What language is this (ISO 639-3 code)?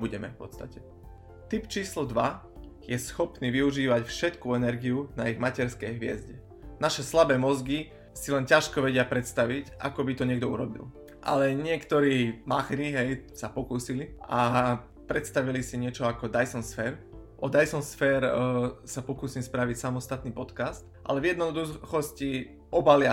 slk